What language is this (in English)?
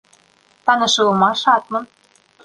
Bashkir